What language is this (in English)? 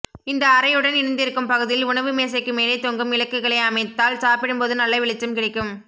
Tamil